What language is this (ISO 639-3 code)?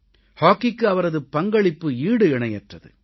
tam